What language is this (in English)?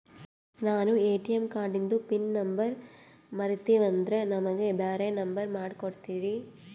Kannada